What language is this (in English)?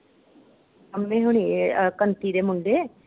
Punjabi